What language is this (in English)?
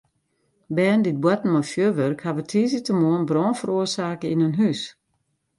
Western Frisian